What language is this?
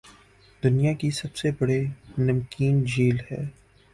Urdu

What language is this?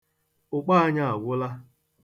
Igbo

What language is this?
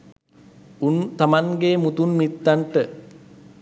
Sinhala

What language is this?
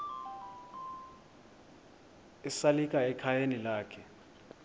Xhosa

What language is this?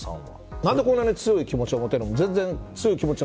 Japanese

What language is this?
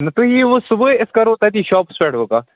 Kashmiri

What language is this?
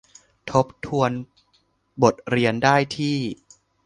Thai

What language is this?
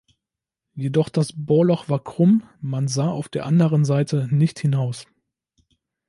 German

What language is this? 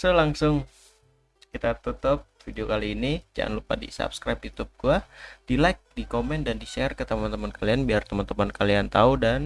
Indonesian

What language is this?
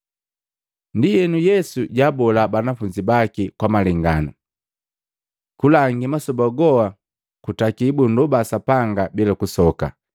Matengo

